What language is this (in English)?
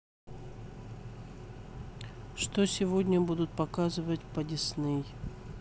Russian